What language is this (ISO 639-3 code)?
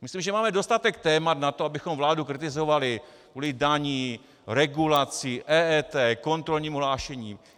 ces